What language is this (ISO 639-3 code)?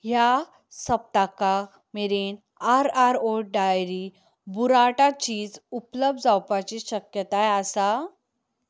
kok